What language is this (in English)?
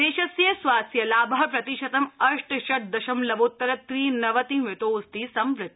Sanskrit